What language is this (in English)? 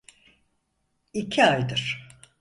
Turkish